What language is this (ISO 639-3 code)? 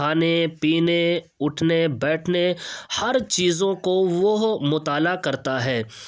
urd